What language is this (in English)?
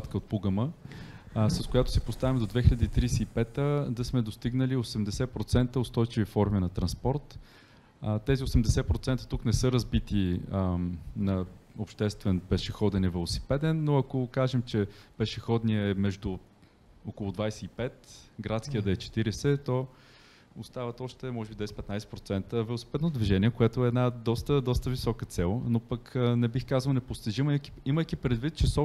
Bulgarian